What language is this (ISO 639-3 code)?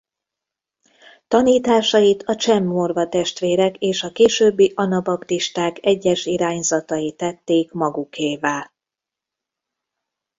hun